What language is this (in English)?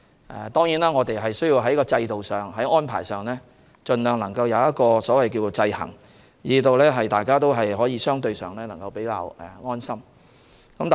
Cantonese